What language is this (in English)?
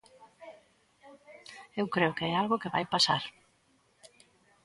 Galician